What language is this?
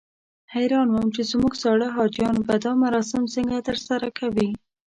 Pashto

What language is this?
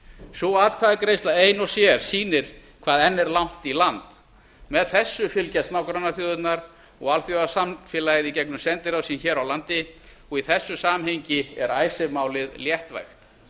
Icelandic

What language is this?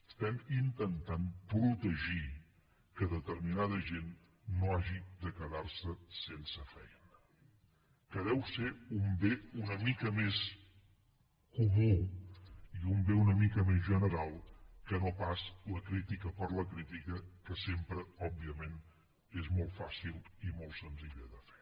Catalan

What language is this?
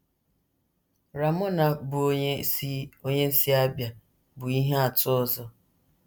Igbo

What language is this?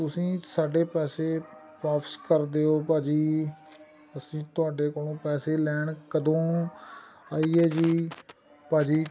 Punjabi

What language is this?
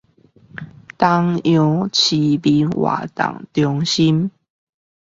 Chinese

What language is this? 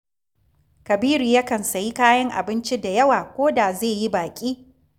Hausa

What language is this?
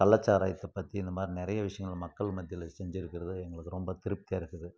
Tamil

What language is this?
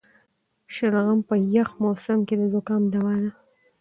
Pashto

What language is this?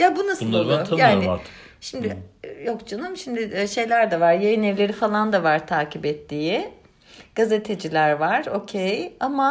Turkish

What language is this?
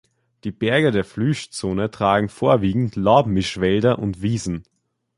German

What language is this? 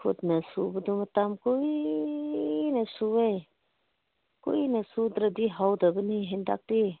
Manipuri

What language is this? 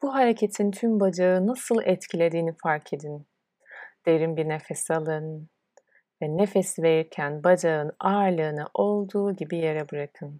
Turkish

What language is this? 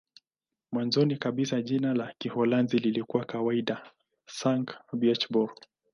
Swahili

